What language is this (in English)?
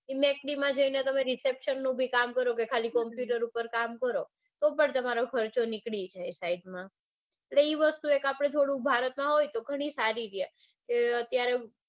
Gujarati